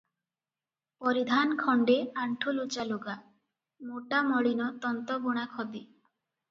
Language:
Odia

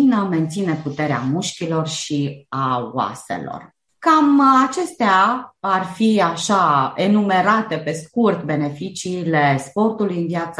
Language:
Romanian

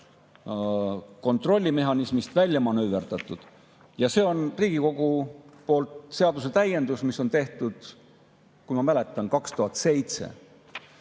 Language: Estonian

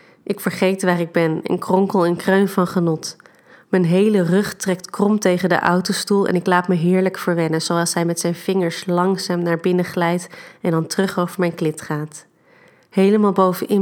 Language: Dutch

